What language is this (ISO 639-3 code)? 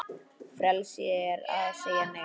isl